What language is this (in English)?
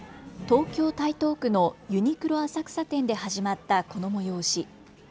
Japanese